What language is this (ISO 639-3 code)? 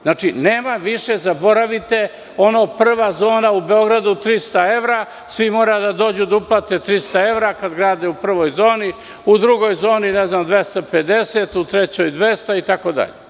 srp